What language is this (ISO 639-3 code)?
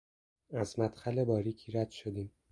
fas